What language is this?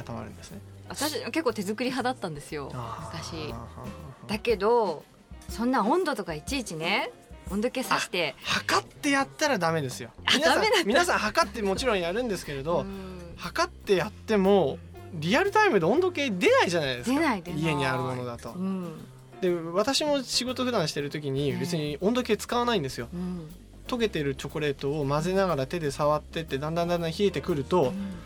Japanese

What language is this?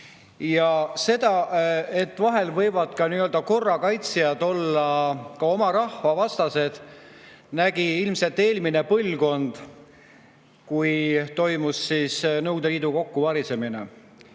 Estonian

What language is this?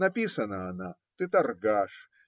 Russian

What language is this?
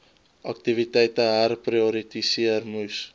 Afrikaans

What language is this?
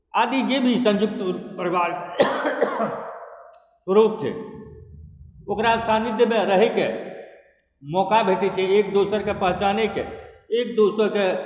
Maithili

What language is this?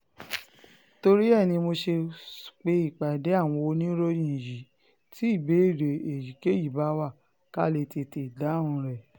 Yoruba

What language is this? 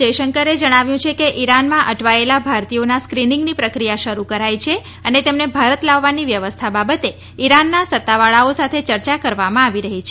Gujarati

